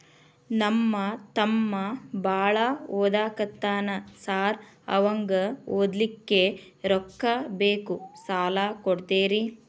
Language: Kannada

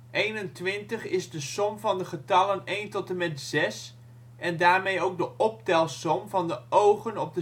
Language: Dutch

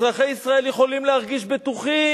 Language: Hebrew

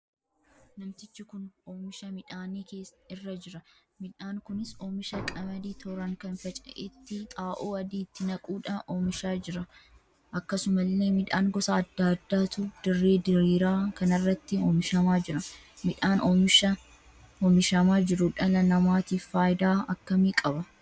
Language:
Oromo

